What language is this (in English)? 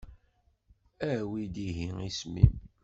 Kabyle